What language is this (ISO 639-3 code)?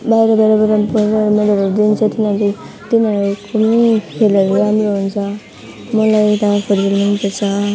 nep